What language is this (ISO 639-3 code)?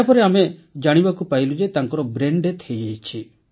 ori